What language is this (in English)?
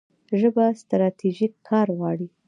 Pashto